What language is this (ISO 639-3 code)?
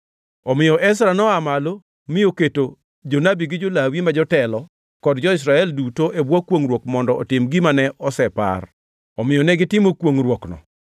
luo